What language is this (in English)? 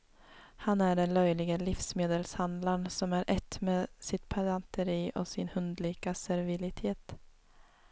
Swedish